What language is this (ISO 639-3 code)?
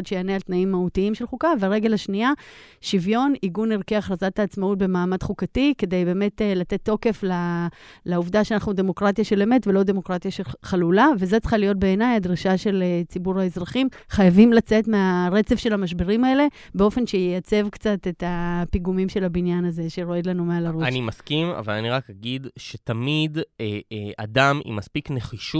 heb